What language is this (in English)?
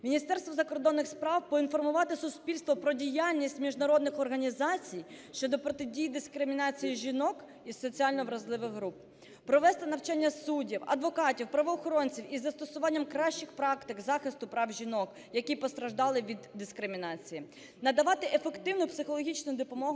Ukrainian